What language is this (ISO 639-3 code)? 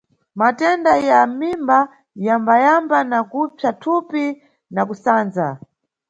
nyu